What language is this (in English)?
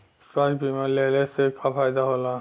Bhojpuri